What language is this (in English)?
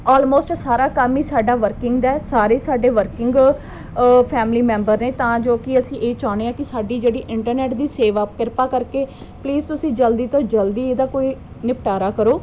Punjabi